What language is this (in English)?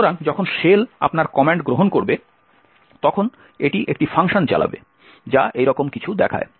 Bangla